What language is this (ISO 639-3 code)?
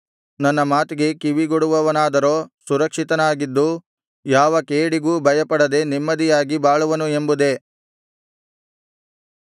kan